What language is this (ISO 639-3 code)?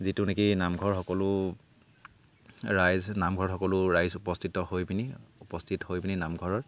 asm